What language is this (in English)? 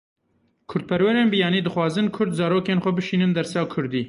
Kurdish